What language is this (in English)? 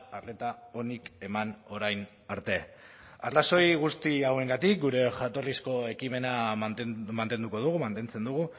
Basque